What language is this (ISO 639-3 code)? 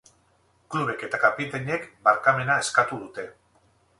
eus